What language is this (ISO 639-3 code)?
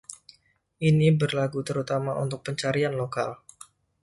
ind